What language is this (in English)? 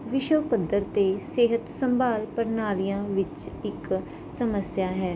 Punjabi